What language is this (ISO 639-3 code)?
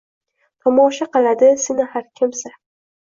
uzb